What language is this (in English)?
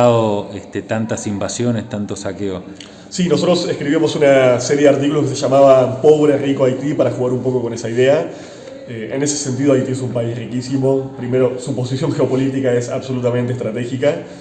Spanish